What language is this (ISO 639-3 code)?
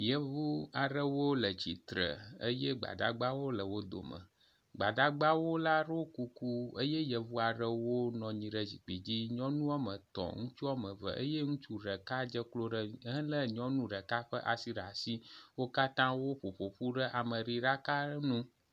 ewe